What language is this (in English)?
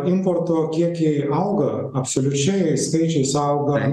Lithuanian